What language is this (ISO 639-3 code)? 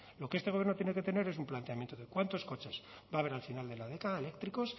spa